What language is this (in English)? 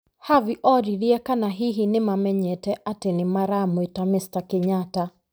Kikuyu